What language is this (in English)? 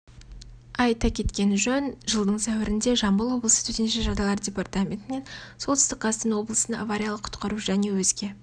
Kazakh